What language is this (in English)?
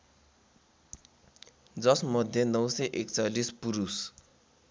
Nepali